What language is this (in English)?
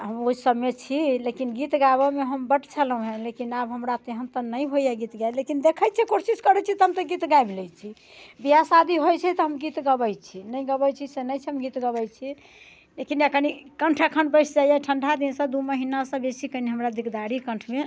Maithili